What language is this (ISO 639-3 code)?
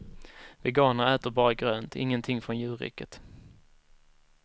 swe